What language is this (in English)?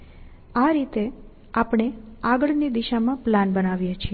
Gujarati